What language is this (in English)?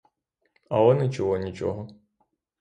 Ukrainian